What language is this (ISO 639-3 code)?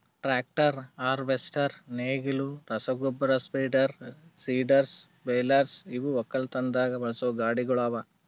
kan